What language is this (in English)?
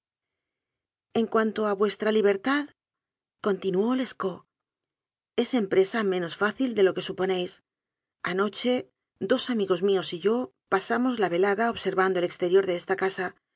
Spanish